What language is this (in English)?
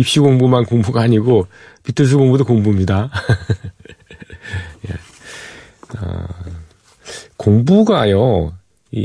Korean